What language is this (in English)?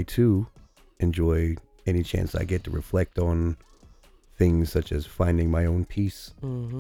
English